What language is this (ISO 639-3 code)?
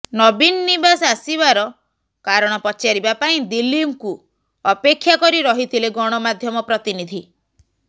ori